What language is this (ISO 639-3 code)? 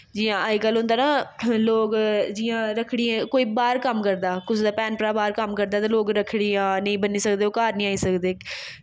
doi